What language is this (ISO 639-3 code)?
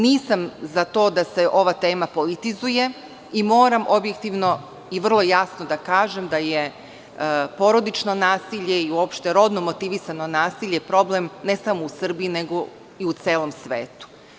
srp